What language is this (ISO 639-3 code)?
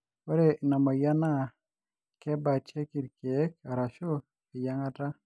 mas